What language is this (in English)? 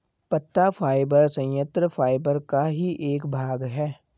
Hindi